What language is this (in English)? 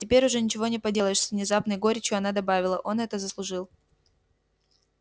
Russian